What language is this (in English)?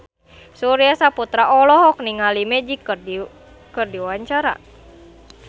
Sundanese